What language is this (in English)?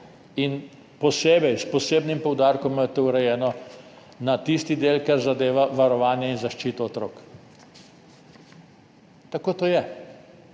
Slovenian